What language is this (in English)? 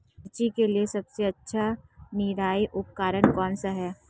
Hindi